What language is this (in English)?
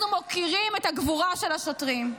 Hebrew